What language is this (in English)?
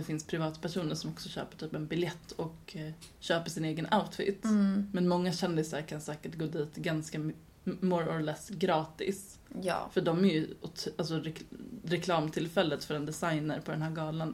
Swedish